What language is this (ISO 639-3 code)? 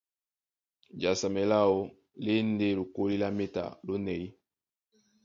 dua